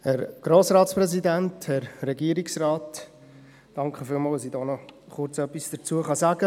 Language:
Swiss German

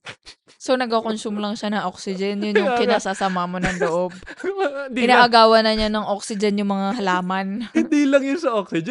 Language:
Filipino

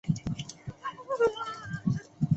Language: Chinese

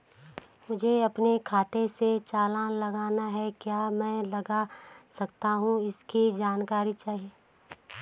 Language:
Hindi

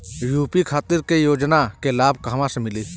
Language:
Bhojpuri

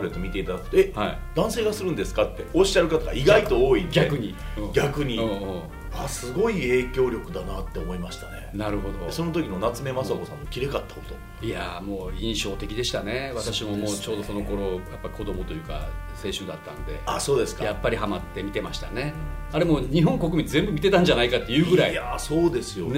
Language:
Japanese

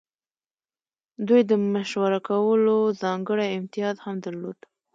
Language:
Pashto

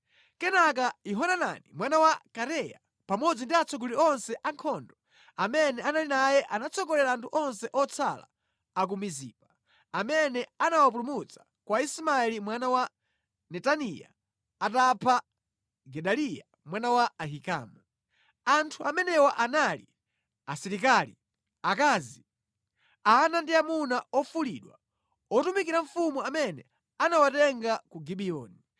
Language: Nyanja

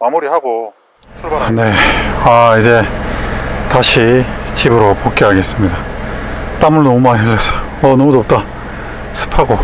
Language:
Korean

